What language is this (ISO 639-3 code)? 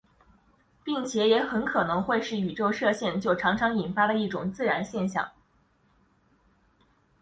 zho